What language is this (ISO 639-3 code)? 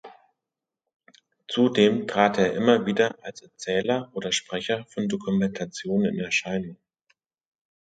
deu